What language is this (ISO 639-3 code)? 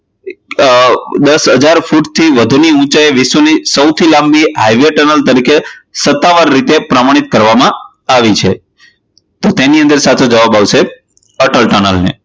guj